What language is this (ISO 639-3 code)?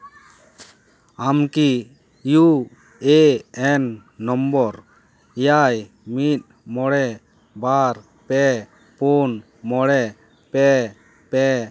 sat